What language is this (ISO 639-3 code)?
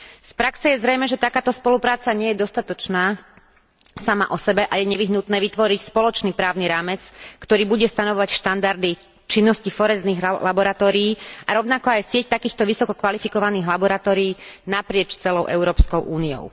slk